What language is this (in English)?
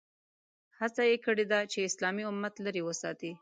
Pashto